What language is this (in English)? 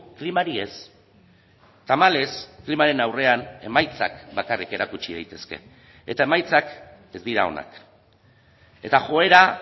Basque